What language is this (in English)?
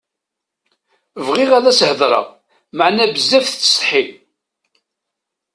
Kabyle